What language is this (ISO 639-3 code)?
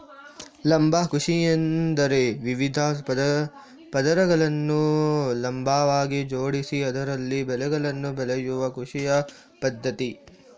kan